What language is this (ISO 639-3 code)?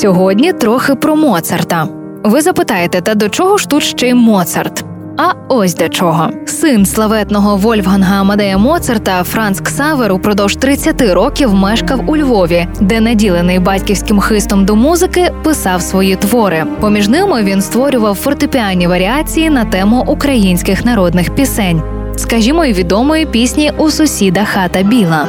ukr